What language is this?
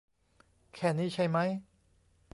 Thai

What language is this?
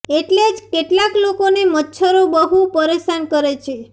Gujarati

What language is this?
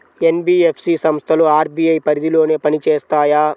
Telugu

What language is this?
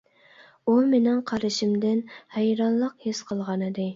Uyghur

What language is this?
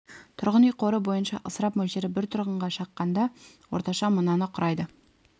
Kazakh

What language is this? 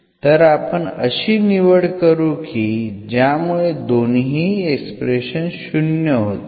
Marathi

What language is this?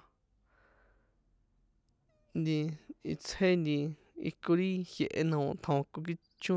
San Juan Atzingo Popoloca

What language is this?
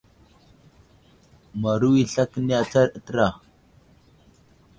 Wuzlam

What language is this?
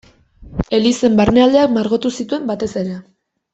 Basque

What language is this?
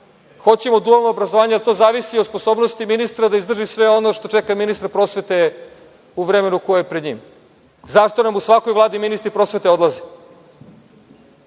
Serbian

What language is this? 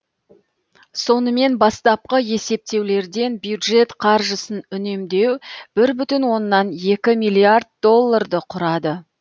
Kazakh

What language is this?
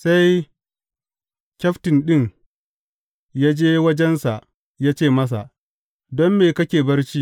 Hausa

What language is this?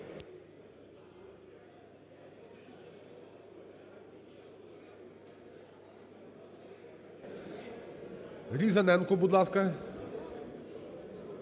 Ukrainian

